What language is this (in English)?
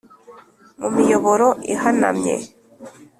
Kinyarwanda